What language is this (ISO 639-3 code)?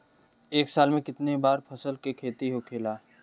bho